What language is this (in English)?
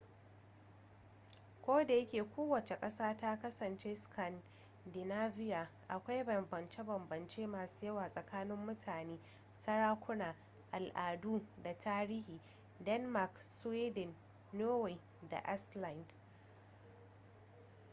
Hausa